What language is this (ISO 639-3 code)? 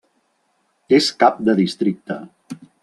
cat